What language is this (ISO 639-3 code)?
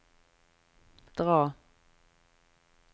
nor